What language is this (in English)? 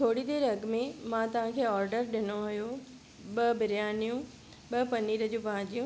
Sindhi